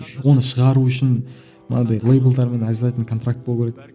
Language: Kazakh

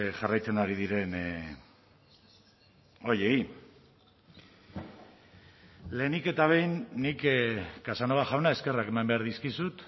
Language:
Basque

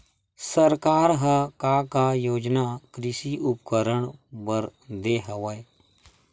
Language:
Chhattisgarhi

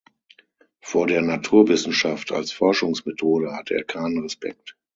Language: German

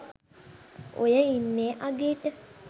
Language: Sinhala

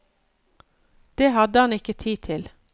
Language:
Norwegian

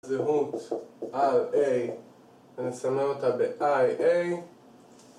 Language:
Hebrew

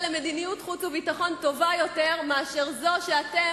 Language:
Hebrew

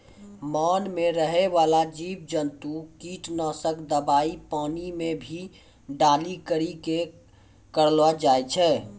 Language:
Maithili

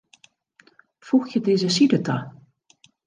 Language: Western Frisian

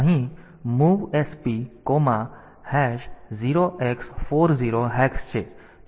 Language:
Gujarati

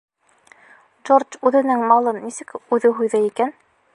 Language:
Bashkir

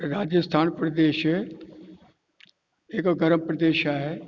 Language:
Sindhi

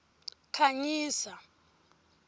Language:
Tsonga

